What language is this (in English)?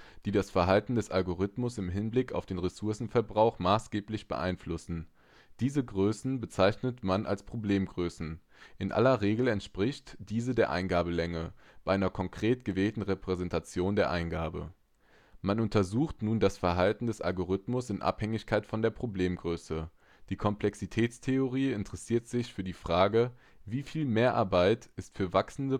German